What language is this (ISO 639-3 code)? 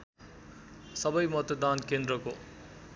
nep